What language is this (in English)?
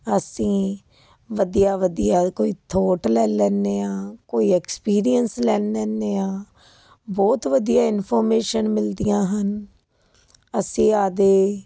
Punjabi